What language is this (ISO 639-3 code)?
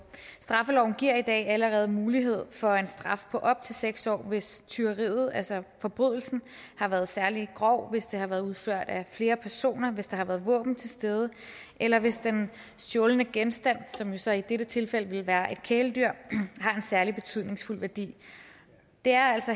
dan